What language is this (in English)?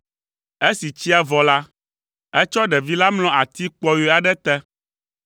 Ewe